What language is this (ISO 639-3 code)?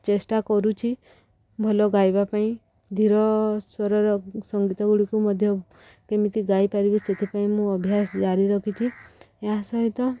ori